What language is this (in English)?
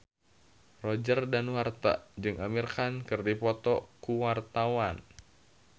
Sundanese